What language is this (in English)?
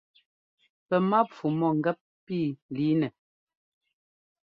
Ngomba